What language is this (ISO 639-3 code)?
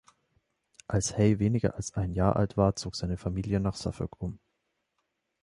deu